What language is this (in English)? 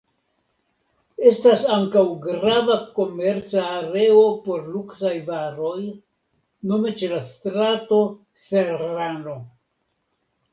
Esperanto